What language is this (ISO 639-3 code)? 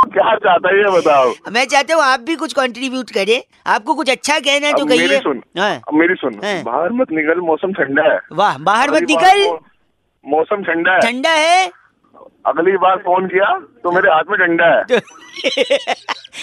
hin